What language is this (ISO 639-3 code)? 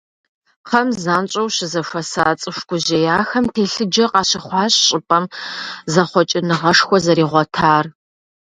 kbd